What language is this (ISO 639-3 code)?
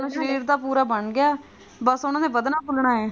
pan